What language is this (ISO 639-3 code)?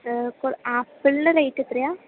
mal